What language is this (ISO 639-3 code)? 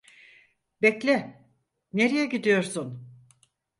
tur